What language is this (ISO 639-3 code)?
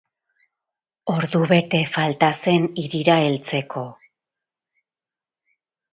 eus